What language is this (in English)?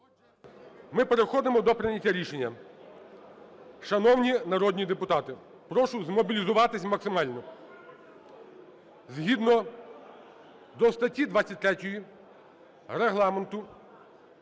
Ukrainian